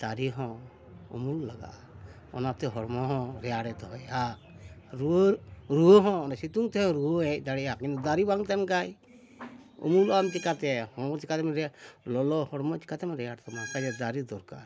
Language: Santali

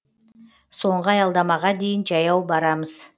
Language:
Kazakh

